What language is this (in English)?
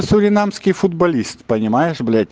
Russian